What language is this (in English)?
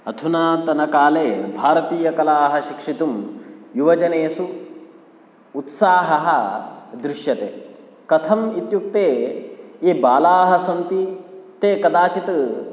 Sanskrit